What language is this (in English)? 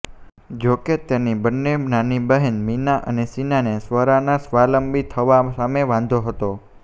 Gujarati